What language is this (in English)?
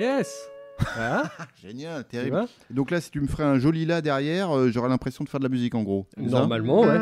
French